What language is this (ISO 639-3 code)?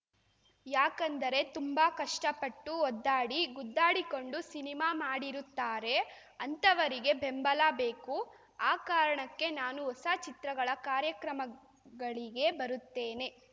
kan